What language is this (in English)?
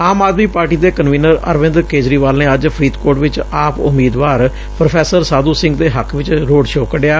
Punjabi